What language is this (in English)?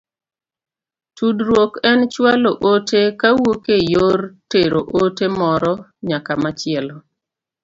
Luo (Kenya and Tanzania)